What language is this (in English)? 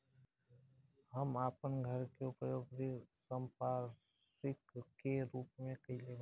Bhojpuri